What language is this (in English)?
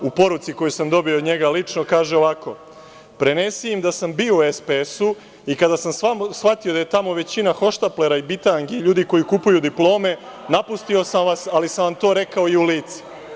Serbian